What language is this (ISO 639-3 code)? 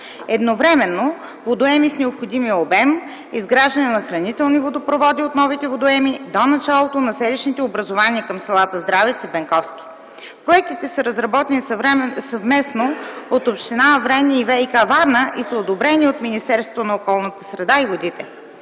bul